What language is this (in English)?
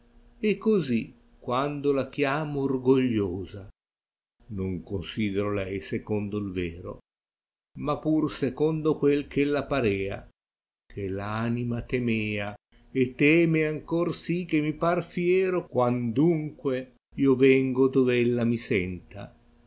Italian